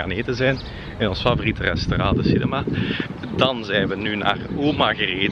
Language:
Dutch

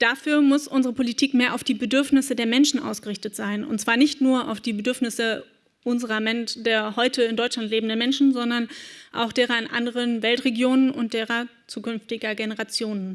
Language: German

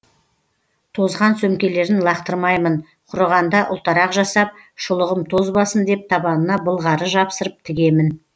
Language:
Kazakh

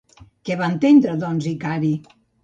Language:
Catalan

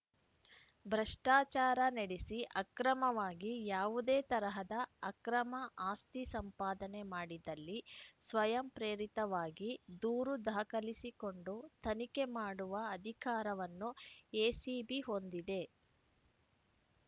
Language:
Kannada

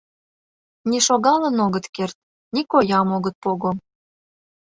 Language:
Mari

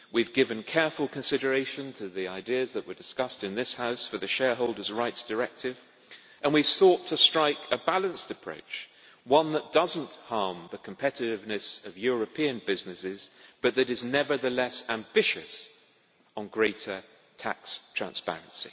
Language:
English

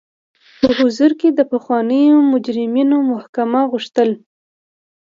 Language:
Pashto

